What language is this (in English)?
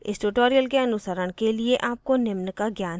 Hindi